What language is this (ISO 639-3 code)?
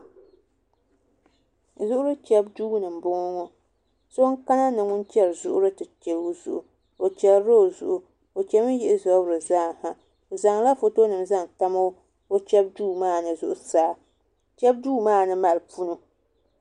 dag